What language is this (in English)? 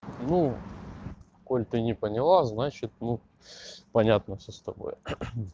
Russian